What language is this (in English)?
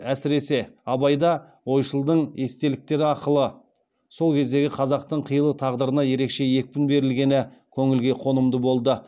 Kazakh